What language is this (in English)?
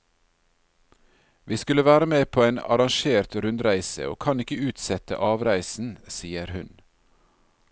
Norwegian